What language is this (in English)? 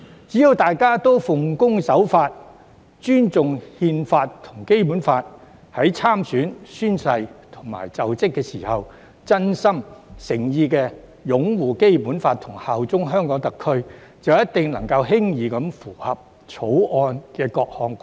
Cantonese